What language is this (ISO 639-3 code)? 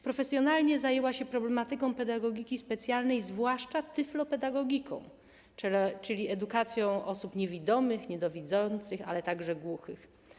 pol